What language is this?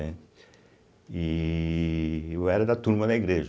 Portuguese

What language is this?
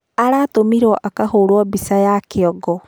Kikuyu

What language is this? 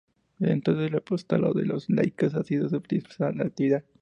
Spanish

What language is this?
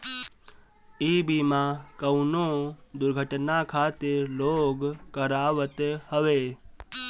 Bhojpuri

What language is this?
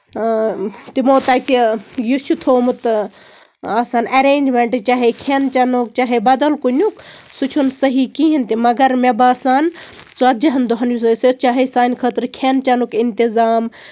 Kashmiri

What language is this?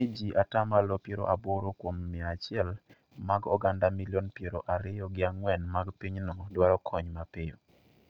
Luo (Kenya and Tanzania)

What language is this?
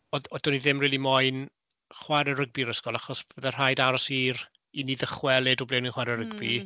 Welsh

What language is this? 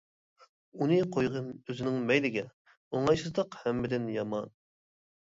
Uyghur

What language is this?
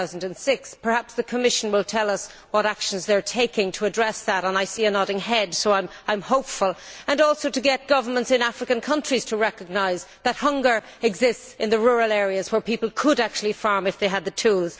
English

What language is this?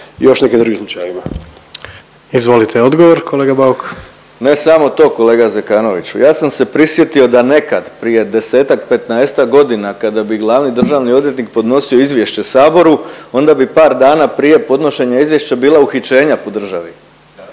Croatian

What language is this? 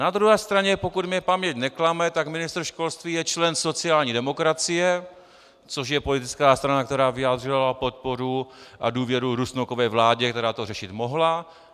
Czech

